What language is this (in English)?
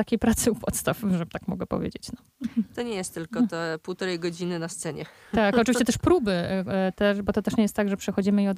Polish